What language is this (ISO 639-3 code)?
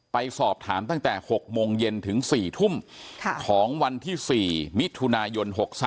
tha